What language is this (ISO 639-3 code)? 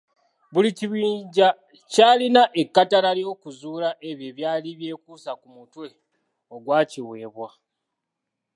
lug